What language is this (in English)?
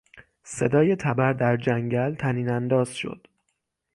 Persian